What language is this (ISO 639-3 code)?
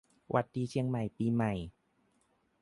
tha